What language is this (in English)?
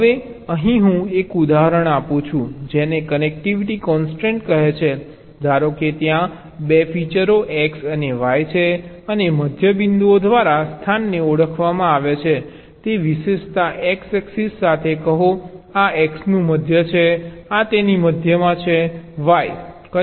Gujarati